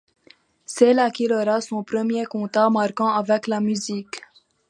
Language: French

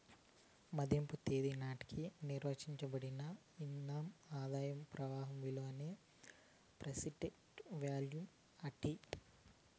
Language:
Telugu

